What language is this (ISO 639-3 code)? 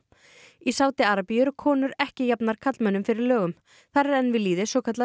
isl